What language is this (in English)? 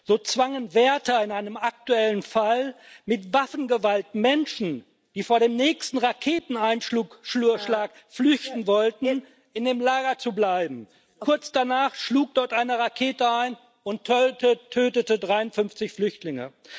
German